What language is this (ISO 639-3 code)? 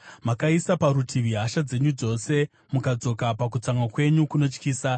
sna